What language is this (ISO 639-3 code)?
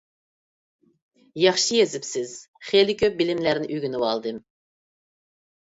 uig